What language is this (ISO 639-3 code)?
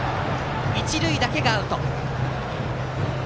jpn